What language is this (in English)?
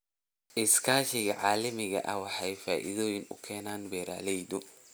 Somali